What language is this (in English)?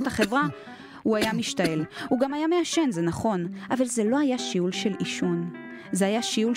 Hebrew